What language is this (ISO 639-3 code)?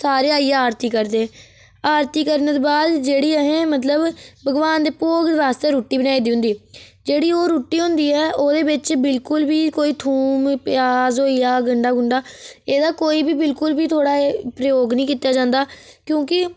doi